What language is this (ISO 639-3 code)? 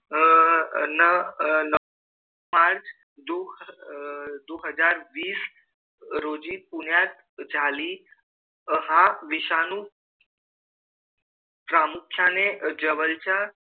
mar